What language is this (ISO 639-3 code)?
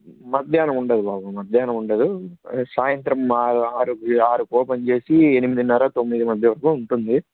tel